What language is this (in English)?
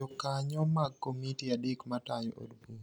Luo (Kenya and Tanzania)